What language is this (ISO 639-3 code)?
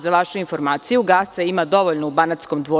srp